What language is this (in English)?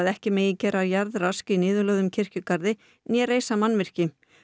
Icelandic